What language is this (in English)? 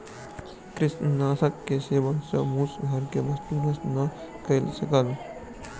Maithili